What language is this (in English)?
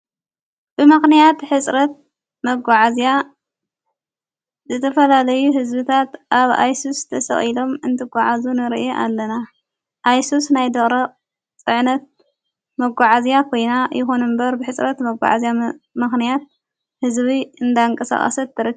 Tigrinya